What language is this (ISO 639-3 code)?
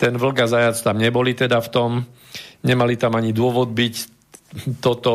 slk